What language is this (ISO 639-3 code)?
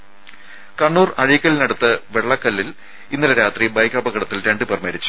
mal